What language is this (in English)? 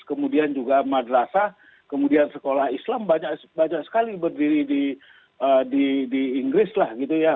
Indonesian